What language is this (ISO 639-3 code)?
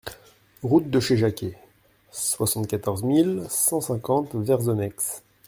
fra